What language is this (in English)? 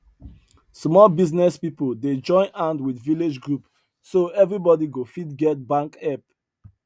Nigerian Pidgin